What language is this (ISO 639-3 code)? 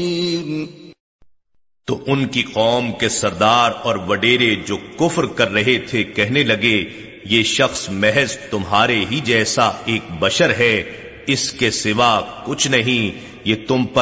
urd